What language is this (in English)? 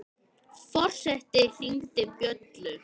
Icelandic